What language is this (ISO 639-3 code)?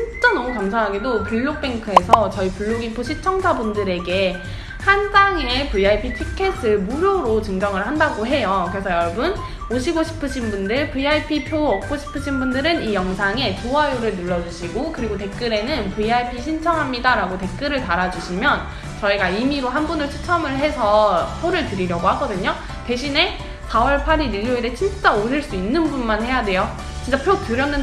kor